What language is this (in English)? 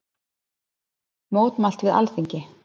Icelandic